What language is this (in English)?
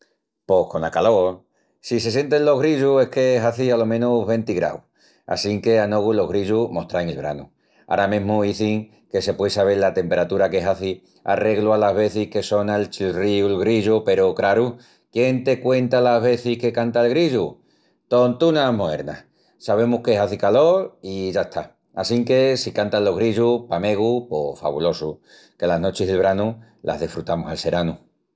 Extremaduran